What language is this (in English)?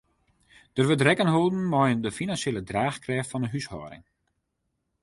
Western Frisian